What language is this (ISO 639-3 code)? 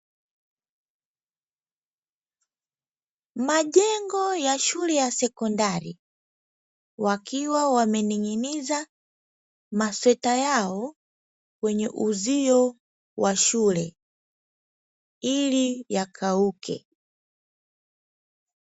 swa